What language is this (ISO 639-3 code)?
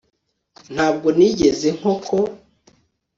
kin